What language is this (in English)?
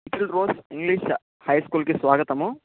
Telugu